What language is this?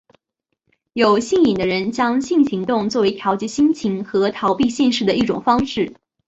Chinese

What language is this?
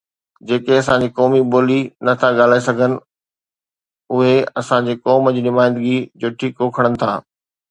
Sindhi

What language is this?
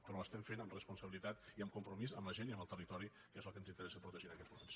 Catalan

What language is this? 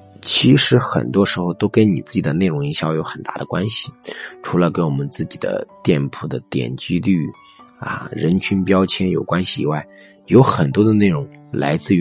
Chinese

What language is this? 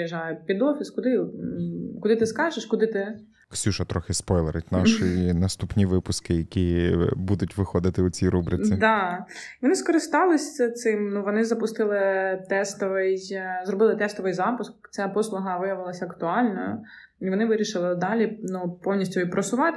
Ukrainian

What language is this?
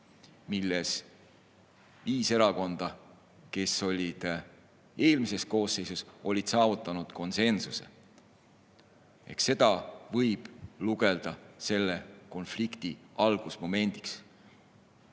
Estonian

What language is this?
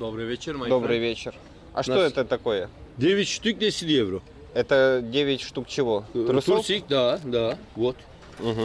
Russian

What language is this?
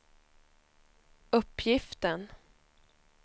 Swedish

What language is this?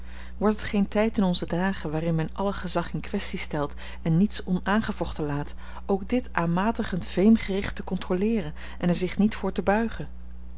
Dutch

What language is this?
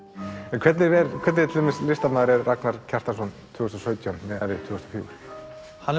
Icelandic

